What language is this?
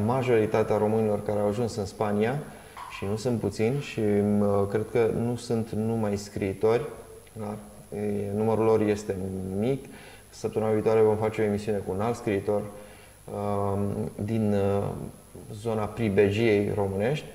Romanian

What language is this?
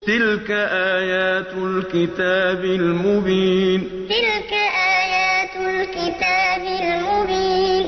Arabic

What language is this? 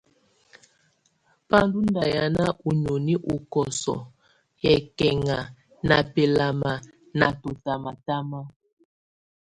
Tunen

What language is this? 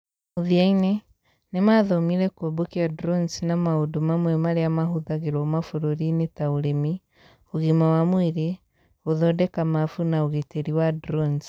Kikuyu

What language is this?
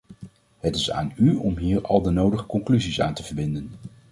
Dutch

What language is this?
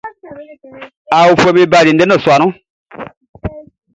Baoulé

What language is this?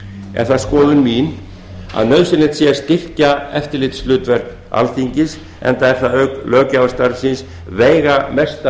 Icelandic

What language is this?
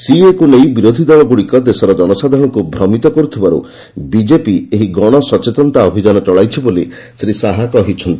Odia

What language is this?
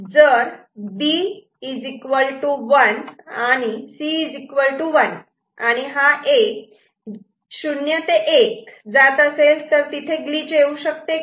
Marathi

